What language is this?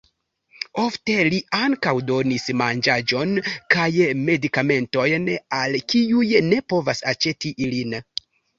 Esperanto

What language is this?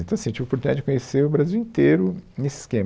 Portuguese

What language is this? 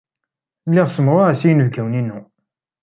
Kabyle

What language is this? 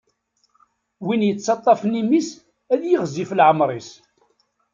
Kabyle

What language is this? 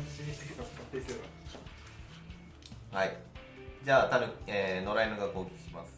Japanese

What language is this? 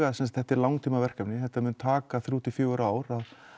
Icelandic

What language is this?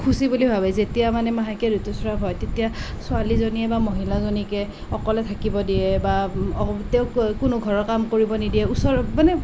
Assamese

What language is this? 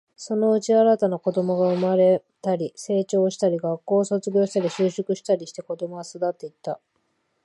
Japanese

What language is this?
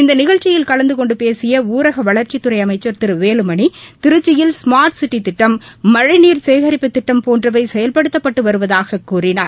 Tamil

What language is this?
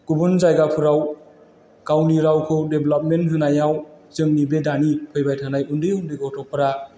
Bodo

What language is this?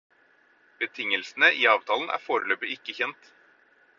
Norwegian Bokmål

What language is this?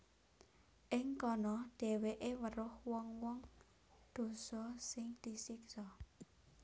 Javanese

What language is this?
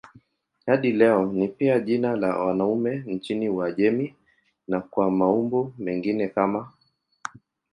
Swahili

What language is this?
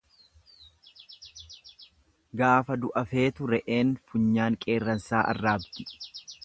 Oromo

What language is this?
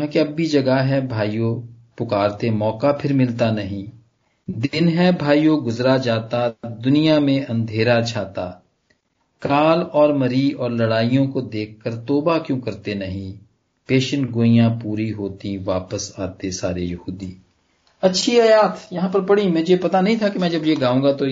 Punjabi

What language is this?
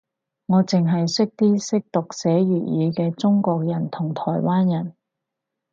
Cantonese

